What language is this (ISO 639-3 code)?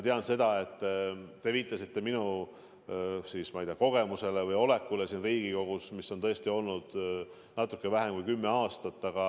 est